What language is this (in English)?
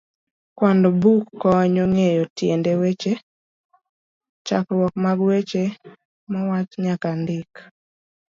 Luo (Kenya and Tanzania)